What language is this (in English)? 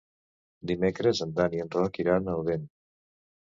Catalan